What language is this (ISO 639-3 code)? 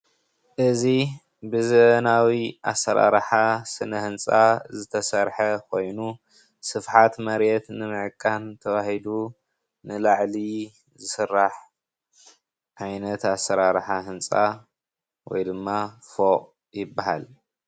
tir